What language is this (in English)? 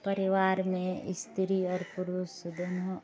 Maithili